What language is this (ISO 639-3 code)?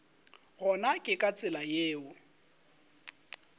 nso